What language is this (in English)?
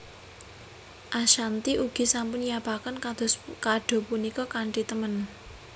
Javanese